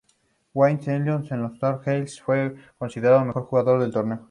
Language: Spanish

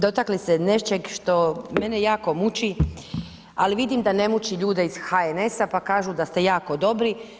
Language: Croatian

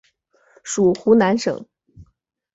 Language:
Chinese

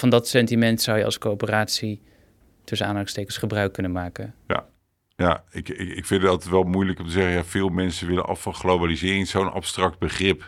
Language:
Dutch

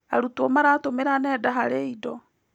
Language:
Kikuyu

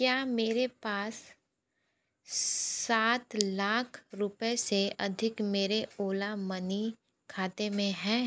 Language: Hindi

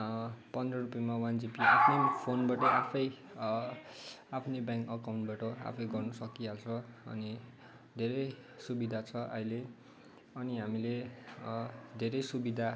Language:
Nepali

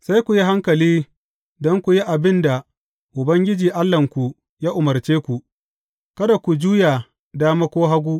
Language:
Hausa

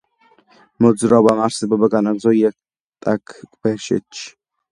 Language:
Georgian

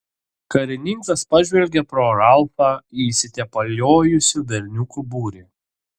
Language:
Lithuanian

